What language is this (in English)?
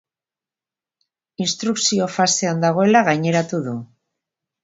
Basque